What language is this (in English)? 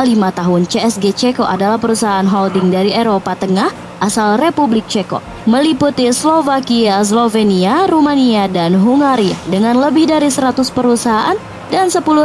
Indonesian